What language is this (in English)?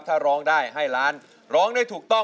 Thai